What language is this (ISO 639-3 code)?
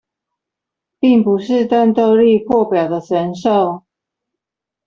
zho